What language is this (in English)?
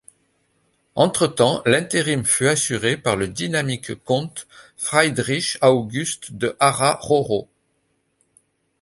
French